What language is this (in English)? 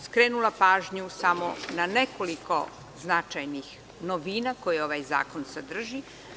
Serbian